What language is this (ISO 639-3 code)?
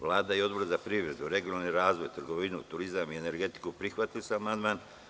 srp